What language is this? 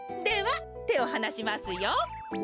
Japanese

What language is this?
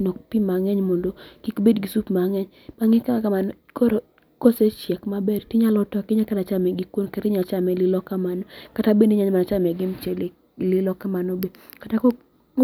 Luo (Kenya and Tanzania)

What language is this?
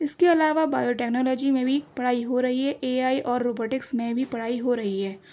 Urdu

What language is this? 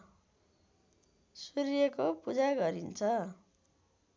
Nepali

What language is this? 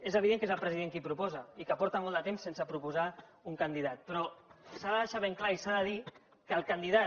Catalan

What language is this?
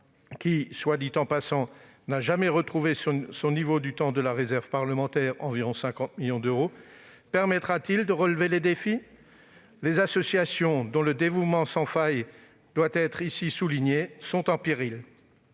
French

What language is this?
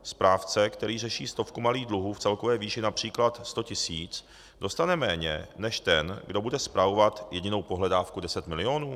Czech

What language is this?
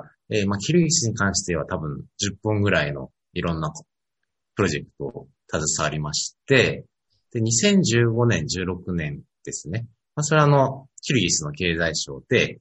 Japanese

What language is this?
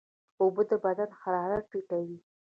Pashto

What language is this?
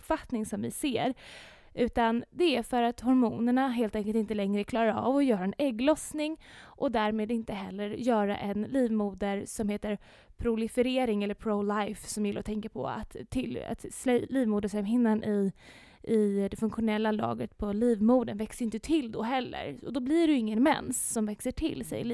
Swedish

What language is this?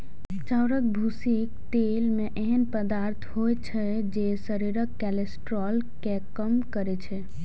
Maithili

